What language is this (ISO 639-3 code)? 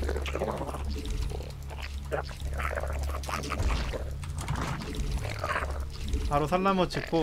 kor